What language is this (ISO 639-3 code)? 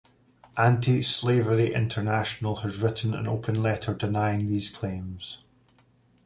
eng